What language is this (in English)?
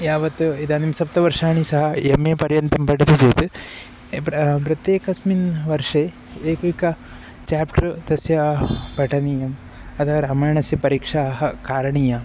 Sanskrit